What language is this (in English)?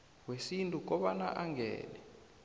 South Ndebele